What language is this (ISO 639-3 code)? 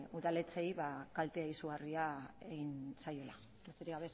eus